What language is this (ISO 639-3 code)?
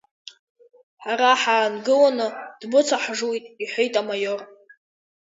abk